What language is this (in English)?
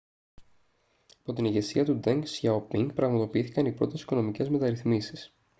Greek